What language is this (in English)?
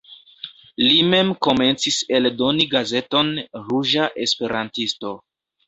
Esperanto